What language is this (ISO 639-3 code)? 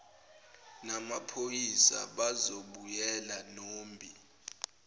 zul